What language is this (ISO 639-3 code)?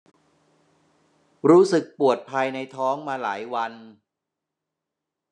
tha